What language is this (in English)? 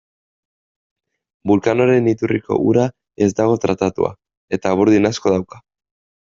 Basque